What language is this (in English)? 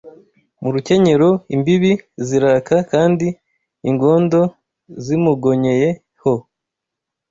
Kinyarwanda